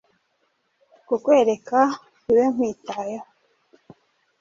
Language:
Kinyarwanda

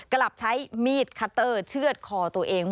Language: Thai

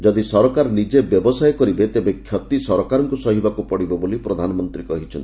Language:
Odia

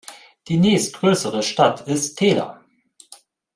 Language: German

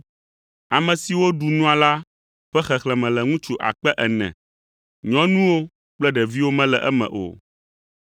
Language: Ewe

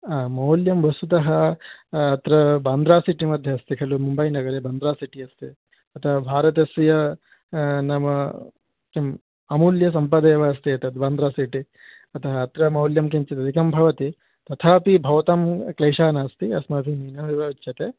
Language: Sanskrit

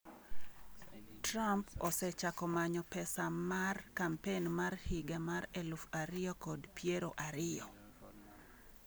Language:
Luo (Kenya and Tanzania)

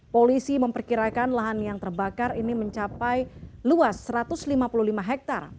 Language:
Indonesian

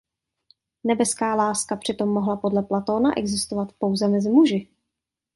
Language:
Czech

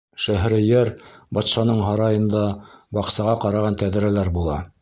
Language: Bashkir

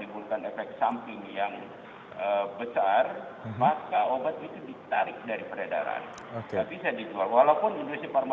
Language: Indonesian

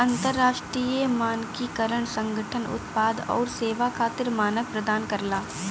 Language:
Bhojpuri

